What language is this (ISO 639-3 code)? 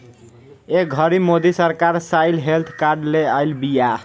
bho